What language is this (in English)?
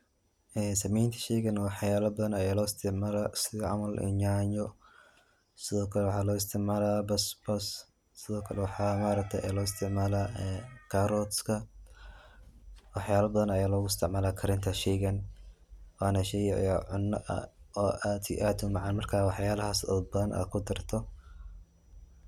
Somali